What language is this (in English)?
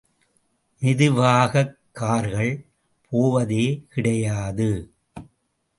Tamil